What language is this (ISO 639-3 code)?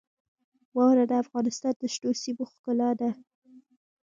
pus